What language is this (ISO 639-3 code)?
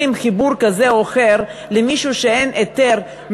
heb